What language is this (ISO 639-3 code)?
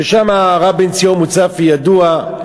heb